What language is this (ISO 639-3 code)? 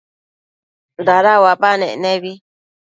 mcf